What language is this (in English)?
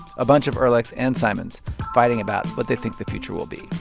English